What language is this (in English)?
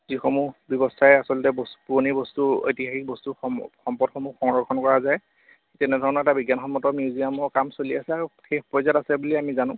Assamese